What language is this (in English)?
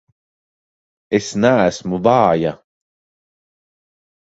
Latvian